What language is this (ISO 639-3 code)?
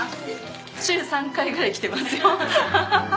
jpn